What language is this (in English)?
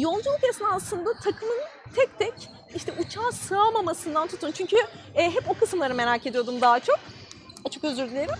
Turkish